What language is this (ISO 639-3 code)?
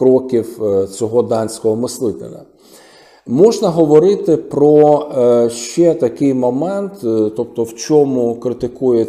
ukr